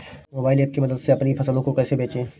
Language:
Hindi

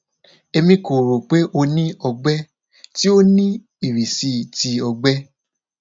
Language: Yoruba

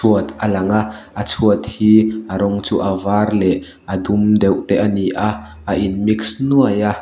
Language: Mizo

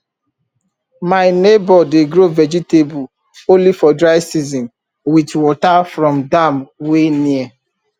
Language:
Nigerian Pidgin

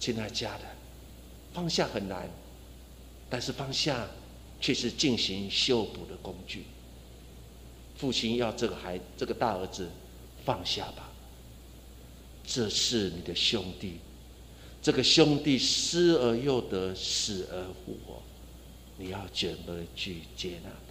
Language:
Chinese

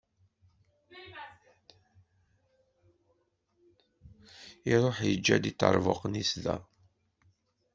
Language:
Kabyle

